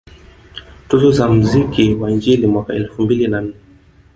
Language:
Swahili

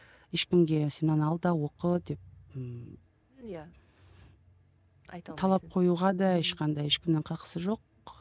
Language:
Kazakh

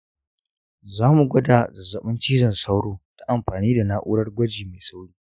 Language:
Hausa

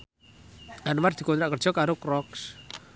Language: Javanese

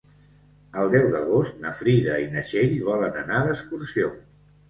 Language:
Catalan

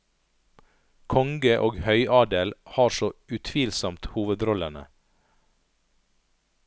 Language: Norwegian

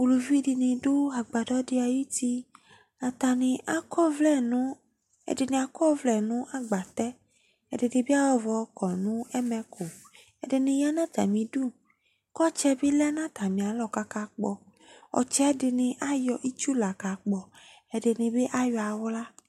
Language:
Ikposo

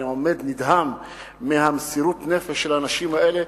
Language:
Hebrew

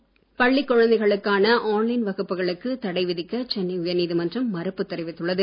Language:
Tamil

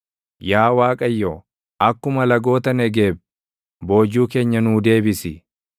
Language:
Oromo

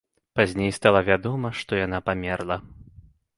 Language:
Belarusian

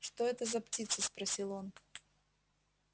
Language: Russian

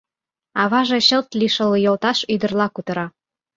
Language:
Mari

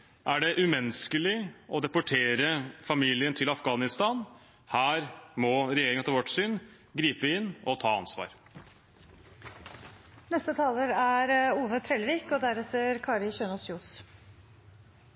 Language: Norwegian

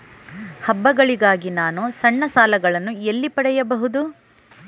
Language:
Kannada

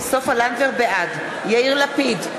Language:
Hebrew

